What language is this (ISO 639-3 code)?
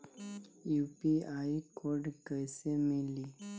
bho